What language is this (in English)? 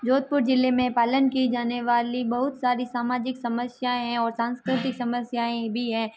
Hindi